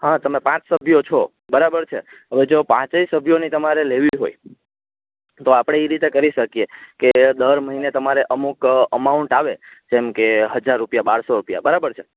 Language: Gujarati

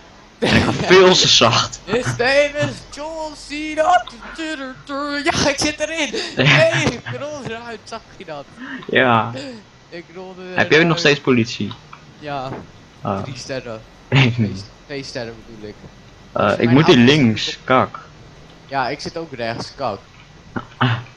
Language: Dutch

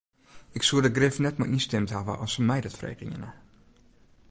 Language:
Western Frisian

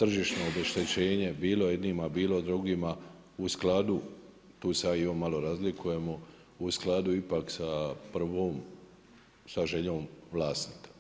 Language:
Croatian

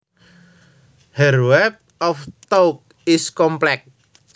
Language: Javanese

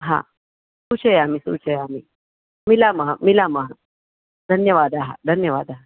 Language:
Sanskrit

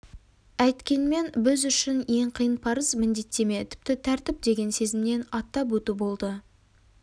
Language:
Kazakh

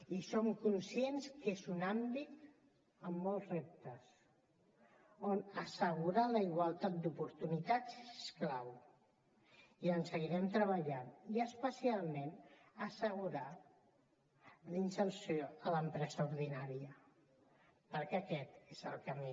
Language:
Catalan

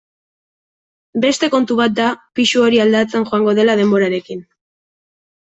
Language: Basque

